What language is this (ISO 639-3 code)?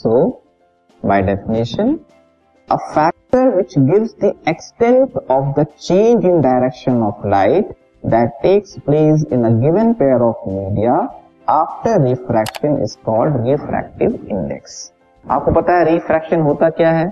hin